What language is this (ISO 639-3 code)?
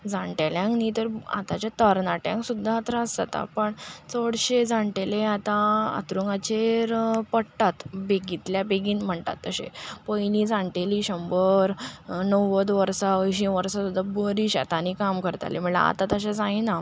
kok